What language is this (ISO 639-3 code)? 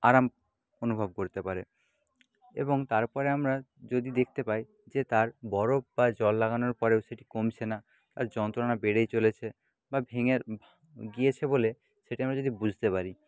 ben